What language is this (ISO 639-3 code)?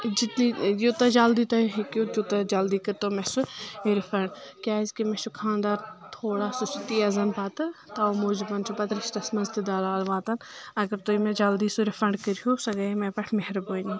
kas